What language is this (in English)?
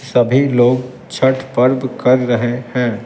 Hindi